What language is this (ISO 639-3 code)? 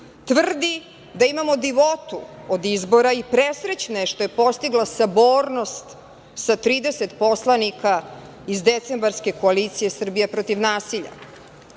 srp